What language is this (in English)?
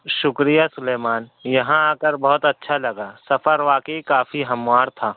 Urdu